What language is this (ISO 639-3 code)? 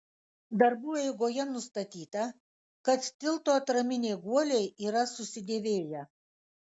lit